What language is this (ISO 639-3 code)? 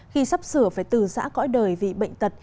vie